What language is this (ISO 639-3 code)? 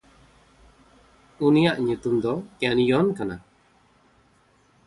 sat